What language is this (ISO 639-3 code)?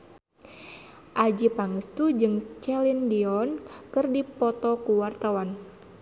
sun